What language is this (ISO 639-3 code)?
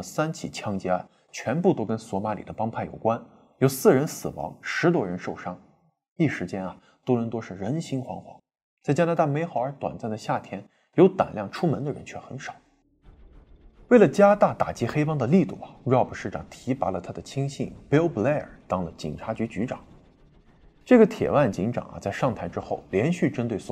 zho